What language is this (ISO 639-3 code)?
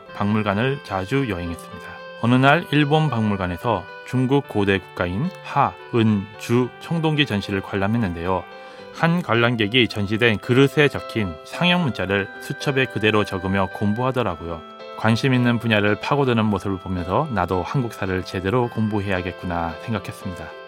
kor